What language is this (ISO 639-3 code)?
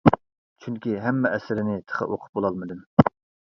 uig